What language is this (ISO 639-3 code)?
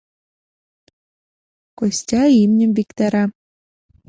chm